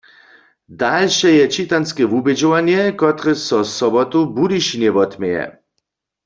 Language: Upper Sorbian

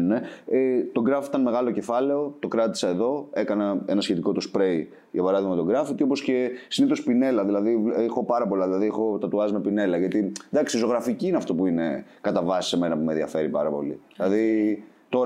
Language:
Greek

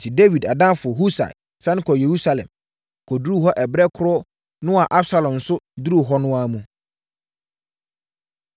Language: Akan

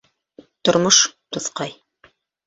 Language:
Bashkir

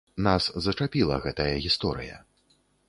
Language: Belarusian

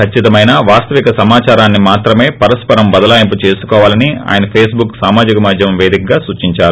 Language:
Telugu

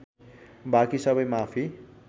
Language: Nepali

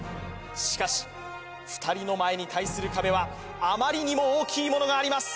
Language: Japanese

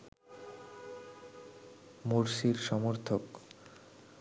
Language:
Bangla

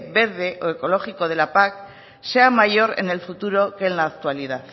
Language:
Spanish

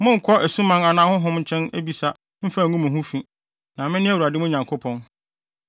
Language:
Akan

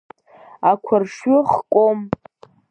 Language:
Abkhazian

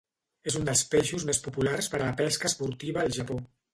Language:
Catalan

